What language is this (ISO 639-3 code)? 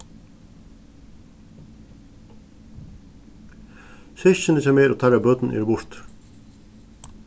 fao